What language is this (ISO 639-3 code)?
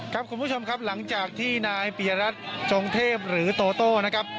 tha